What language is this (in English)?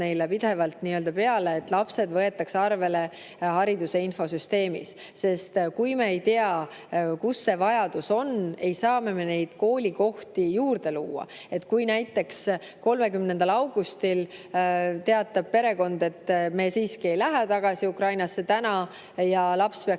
Estonian